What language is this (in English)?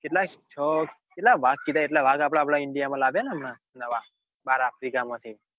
Gujarati